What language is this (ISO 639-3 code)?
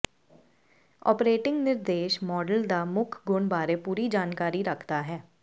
pan